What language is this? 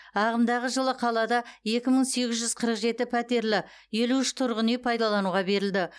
Kazakh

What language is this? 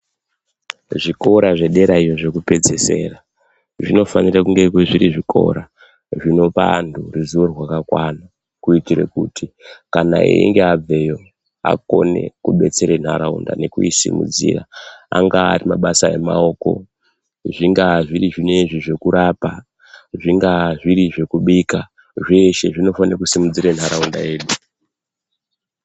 Ndau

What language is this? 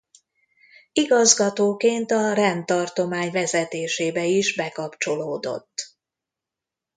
Hungarian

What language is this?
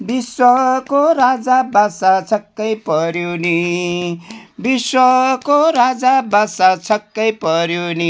Nepali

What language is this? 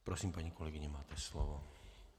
Czech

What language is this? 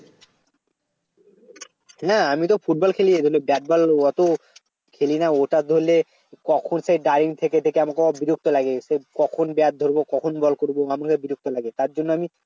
Bangla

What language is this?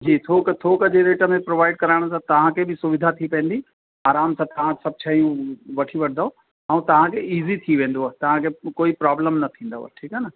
Sindhi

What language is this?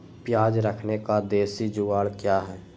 Magahi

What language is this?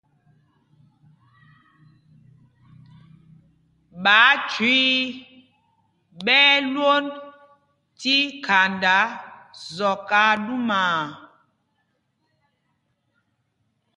Mpumpong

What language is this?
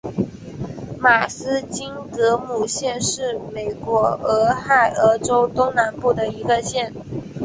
Chinese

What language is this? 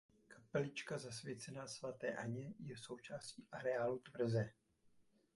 Czech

